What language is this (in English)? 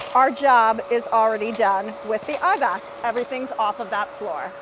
English